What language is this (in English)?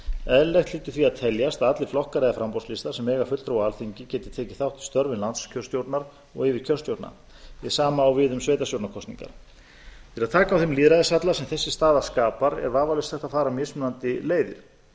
Icelandic